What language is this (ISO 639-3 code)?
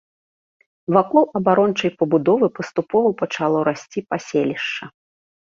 bel